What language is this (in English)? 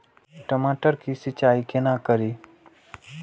Maithili